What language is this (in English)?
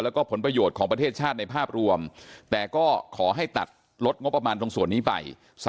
Thai